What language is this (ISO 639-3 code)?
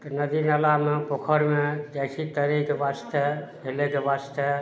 mai